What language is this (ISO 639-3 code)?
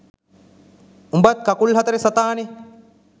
sin